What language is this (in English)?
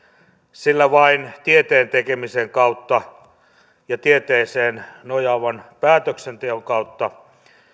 Finnish